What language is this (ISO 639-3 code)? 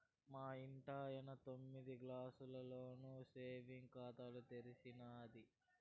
tel